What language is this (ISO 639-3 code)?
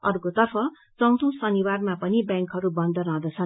nep